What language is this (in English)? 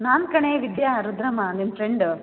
Kannada